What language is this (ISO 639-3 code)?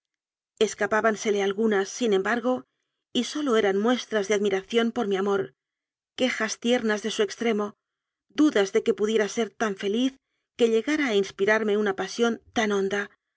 spa